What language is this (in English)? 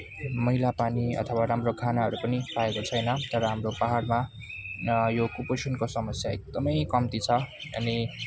Nepali